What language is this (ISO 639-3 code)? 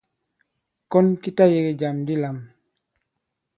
abb